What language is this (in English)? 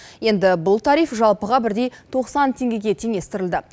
Kazakh